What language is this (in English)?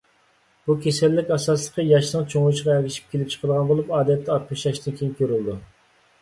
Uyghur